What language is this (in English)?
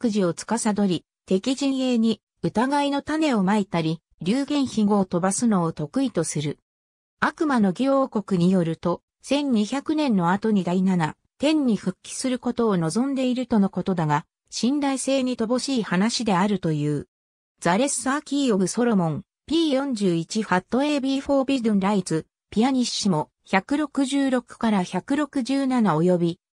Japanese